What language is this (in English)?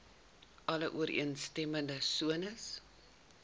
Afrikaans